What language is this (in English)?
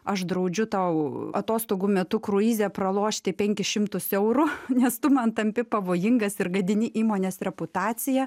Lithuanian